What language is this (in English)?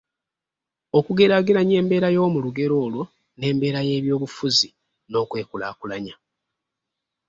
Ganda